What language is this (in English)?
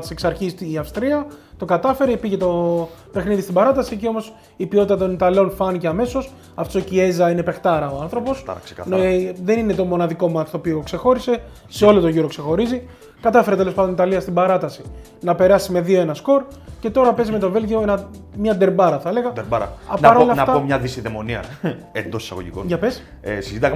Greek